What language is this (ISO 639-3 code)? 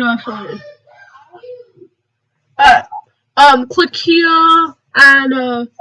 eng